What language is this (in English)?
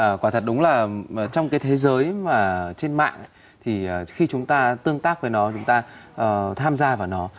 Vietnamese